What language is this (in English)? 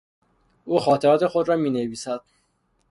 Persian